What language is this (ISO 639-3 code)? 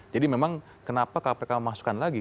ind